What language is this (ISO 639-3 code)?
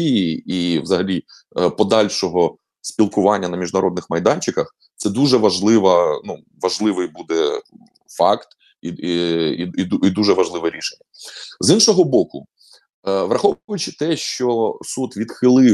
ukr